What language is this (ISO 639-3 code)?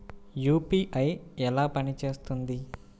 tel